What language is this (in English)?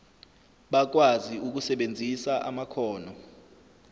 Zulu